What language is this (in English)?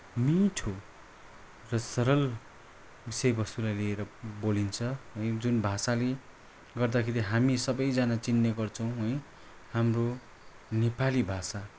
Nepali